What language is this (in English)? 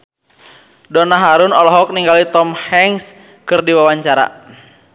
Sundanese